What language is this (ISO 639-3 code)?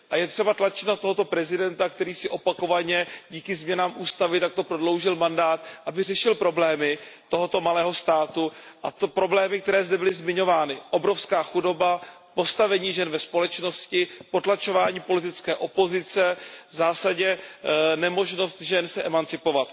ces